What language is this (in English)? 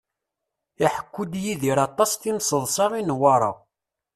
Kabyle